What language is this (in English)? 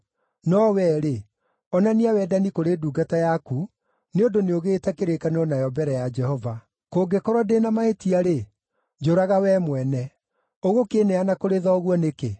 Kikuyu